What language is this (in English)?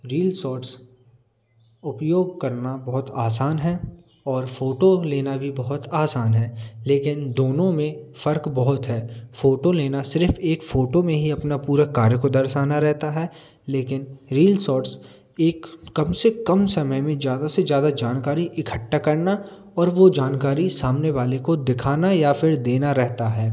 Hindi